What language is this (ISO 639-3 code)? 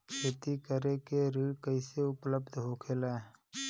bho